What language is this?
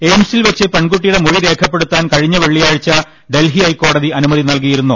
Malayalam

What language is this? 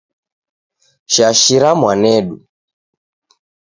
Taita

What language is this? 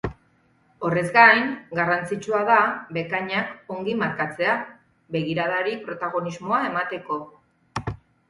Basque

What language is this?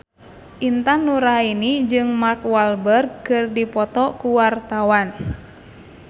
Sundanese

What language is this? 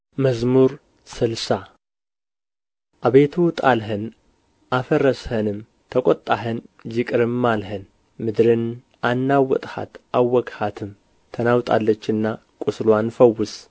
Amharic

